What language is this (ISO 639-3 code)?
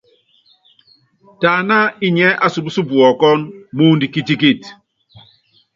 yav